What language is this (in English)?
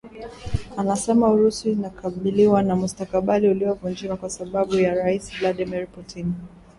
Swahili